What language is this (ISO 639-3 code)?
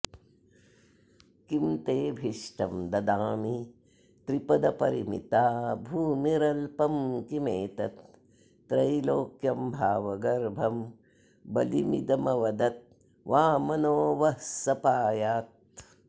san